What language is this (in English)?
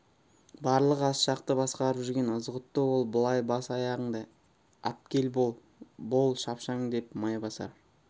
Kazakh